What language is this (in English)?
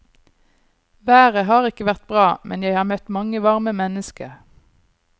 Norwegian